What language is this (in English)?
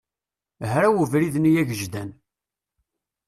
Kabyle